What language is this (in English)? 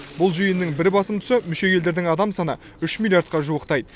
Kazakh